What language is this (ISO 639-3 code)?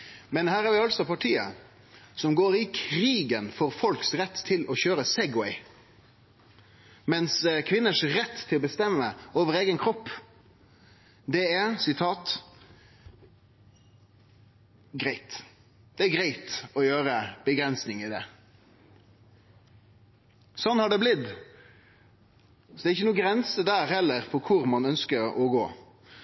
nno